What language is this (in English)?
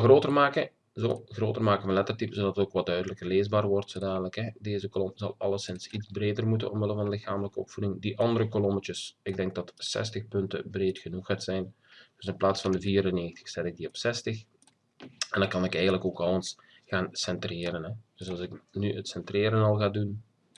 Dutch